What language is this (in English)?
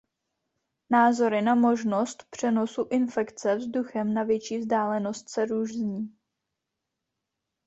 Czech